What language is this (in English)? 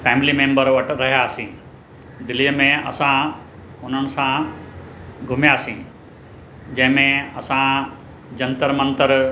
Sindhi